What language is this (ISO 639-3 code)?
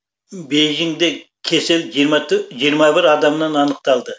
kaz